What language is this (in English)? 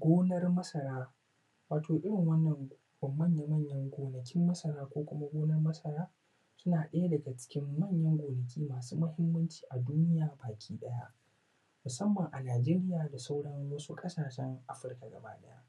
Hausa